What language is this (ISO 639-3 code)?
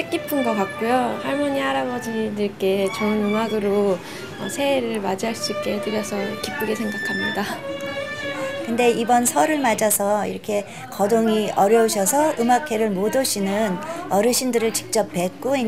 kor